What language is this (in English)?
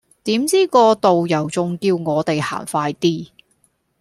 Cantonese